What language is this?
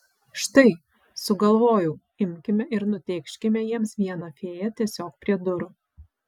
Lithuanian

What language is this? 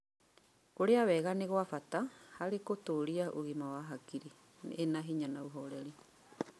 Kikuyu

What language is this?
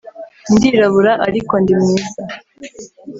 Kinyarwanda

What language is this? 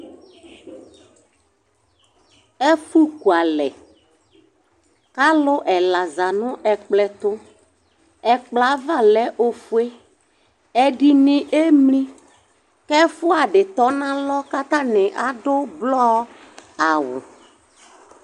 Ikposo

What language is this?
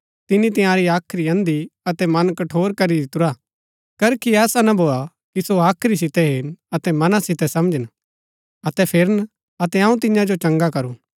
Gaddi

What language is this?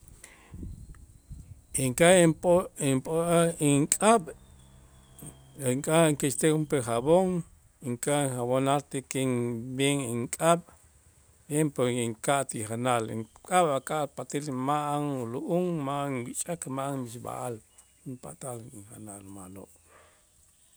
Itzá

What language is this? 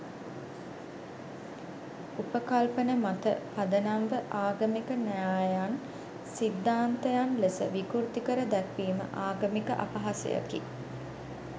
Sinhala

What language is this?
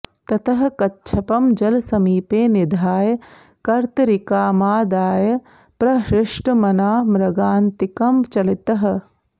Sanskrit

